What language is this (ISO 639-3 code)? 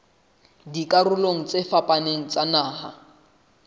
sot